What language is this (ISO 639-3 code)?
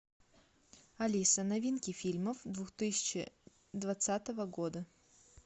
rus